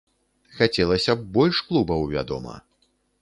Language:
Belarusian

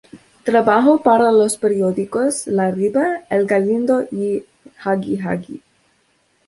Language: Spanish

